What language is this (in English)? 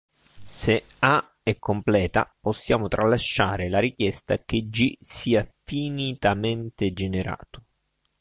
Italian